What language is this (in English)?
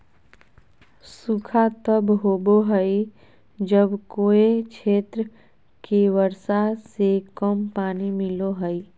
Magahi